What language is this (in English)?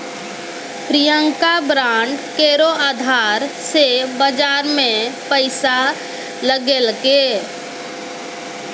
Maithili